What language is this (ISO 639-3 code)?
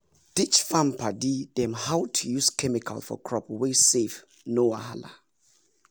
pcm